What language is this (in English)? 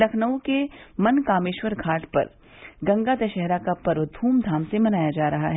Hindi